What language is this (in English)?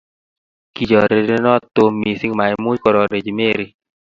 Kalenjin